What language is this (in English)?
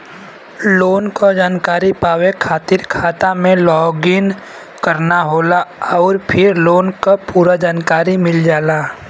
Bhojpuri